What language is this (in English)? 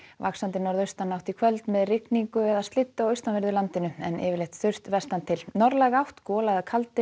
Icelandic